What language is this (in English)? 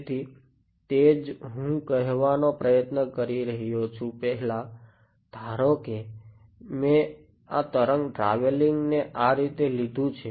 Gujarati